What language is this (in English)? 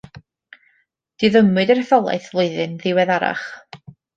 Welsh